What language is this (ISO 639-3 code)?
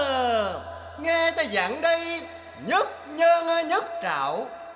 vie